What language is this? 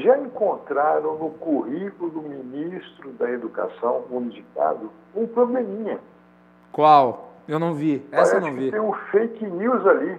Portuguese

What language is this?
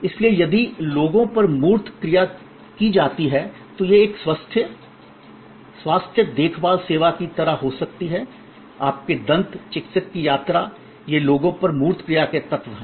Hindi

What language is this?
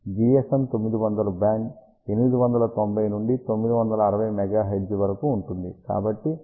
Telugu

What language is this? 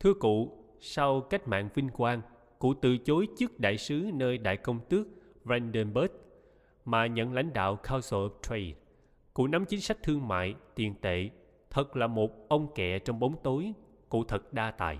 Vietnamese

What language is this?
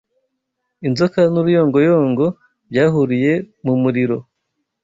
Kinyarwanda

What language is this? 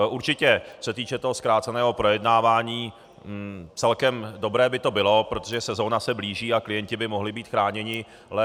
Czech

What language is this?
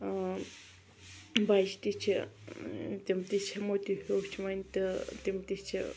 Kashmiri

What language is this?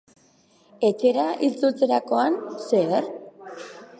Basque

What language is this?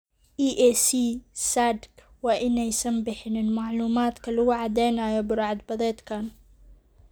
Somali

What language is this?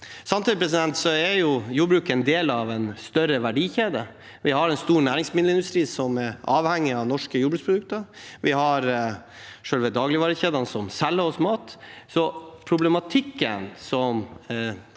Norwegian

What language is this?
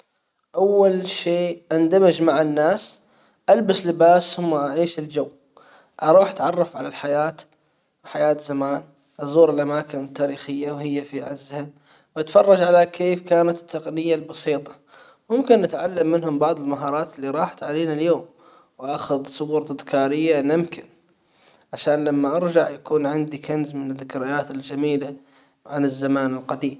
Hijazi Arabic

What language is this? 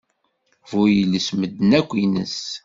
Kabyle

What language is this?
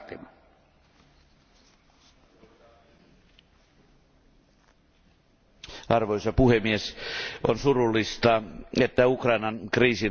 Finnish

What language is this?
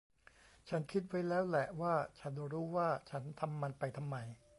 Thai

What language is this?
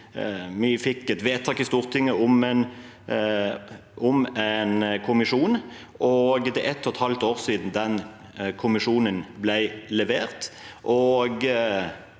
Norwegian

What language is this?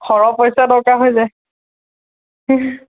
Assamese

